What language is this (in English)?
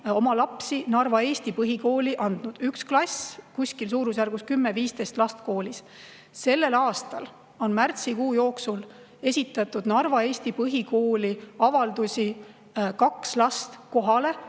Estonian